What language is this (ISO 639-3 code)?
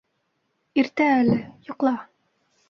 bak